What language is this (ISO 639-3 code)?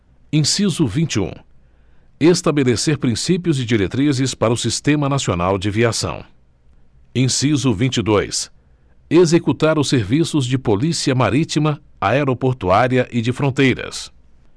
por